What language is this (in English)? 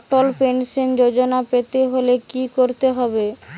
Bangla